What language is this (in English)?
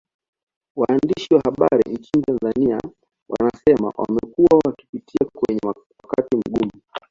Swahili